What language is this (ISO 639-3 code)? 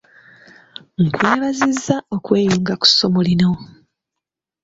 lug